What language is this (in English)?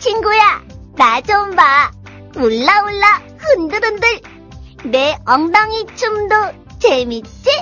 Korean